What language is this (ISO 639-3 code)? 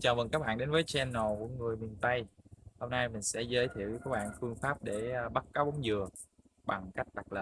vie